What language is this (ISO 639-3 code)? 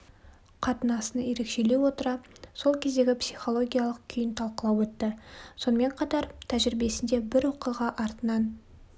kaz